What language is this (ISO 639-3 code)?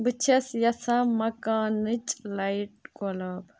kas